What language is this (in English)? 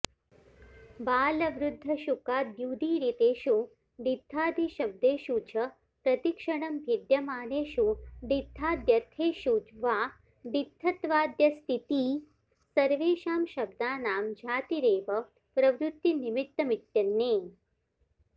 Sanskrit